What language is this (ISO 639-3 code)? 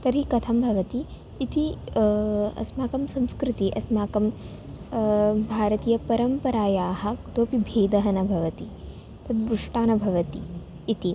san